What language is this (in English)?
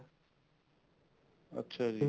Punjabi